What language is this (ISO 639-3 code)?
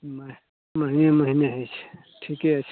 mai